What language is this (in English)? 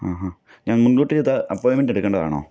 Malayalam